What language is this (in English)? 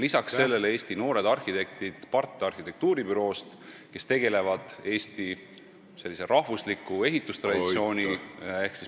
Estonian